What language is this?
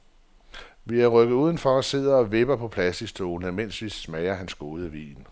Danish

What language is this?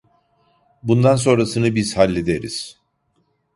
Turkish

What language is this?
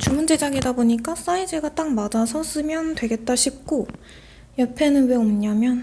Korean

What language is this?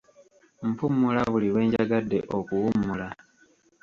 Ganda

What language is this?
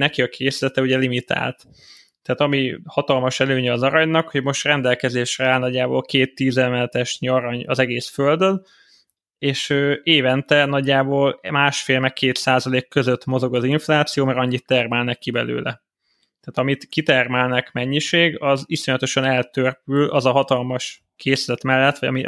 Hungarian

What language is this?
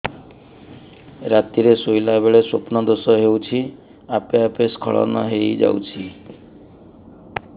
Odia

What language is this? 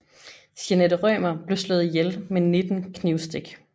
Danish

